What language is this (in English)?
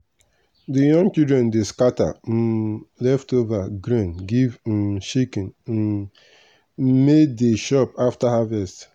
Nigerian Pidgin